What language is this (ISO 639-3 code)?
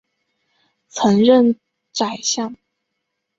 zho